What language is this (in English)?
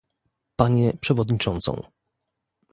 Polish